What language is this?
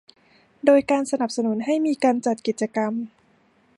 Thai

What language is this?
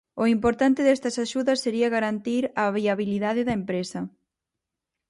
Galician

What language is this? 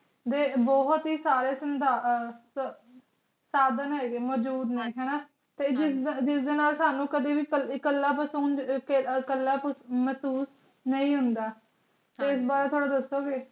Punjabi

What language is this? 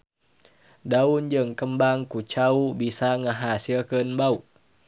Sundanese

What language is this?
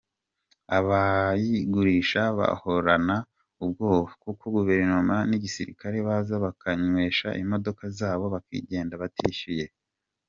Kinyarwanda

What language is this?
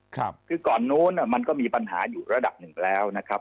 Thai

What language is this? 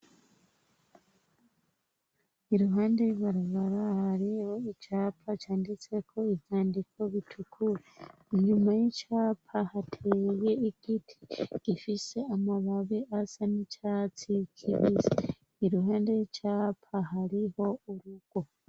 Rundi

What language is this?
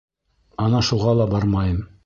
Bashkir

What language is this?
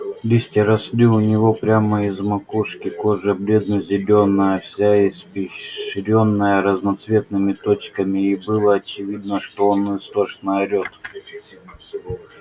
Russian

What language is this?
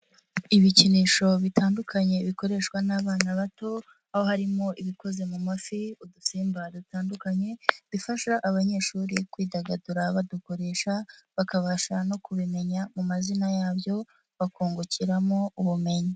Kinyarwanda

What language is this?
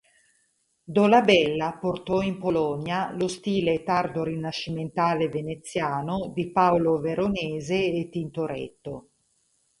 Italian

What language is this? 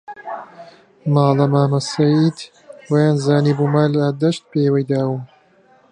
Central Kurdish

